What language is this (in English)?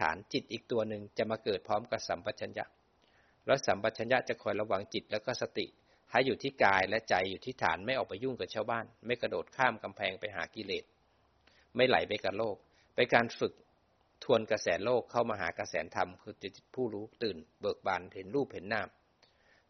Thai